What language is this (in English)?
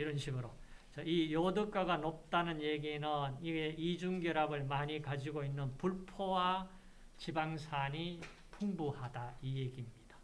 Korean